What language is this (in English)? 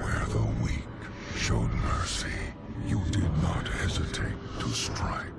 English